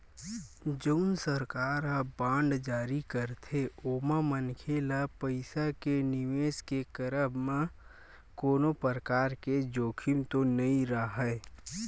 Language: Chhattisgarhi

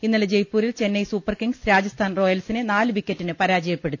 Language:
Malayalam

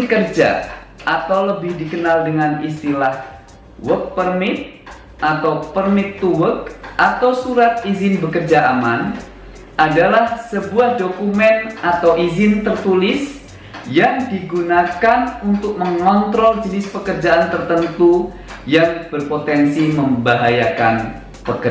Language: Indonesian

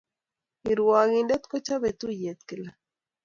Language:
Kalenjin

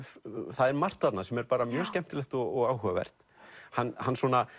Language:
Icelandic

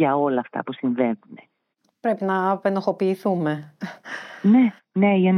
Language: Greek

